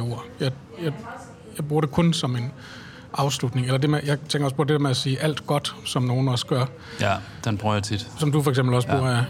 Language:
Danish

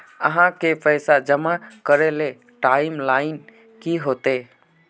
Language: Magahi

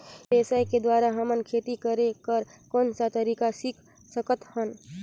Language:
Chhattisgarhi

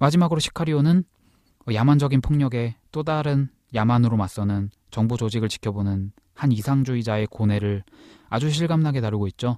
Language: Korean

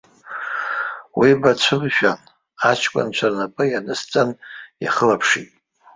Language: Abkhazian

